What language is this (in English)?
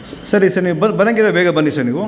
Kannada